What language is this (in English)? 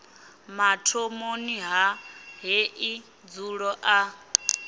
Venda